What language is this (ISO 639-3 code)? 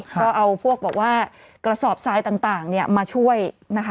tha